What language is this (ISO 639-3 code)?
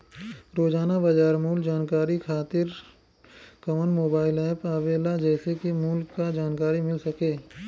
bho